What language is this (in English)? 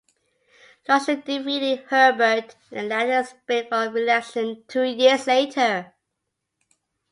English